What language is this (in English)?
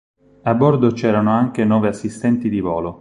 Italian